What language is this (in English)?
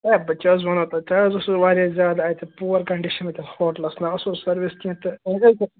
Kashmiri